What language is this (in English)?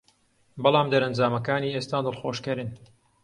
Central Kurdish